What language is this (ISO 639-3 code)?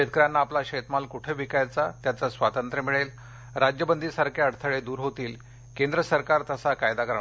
mar